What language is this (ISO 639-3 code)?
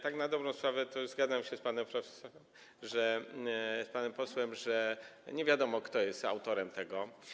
pol